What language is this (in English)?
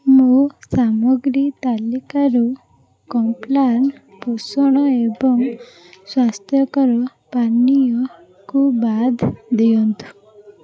Odia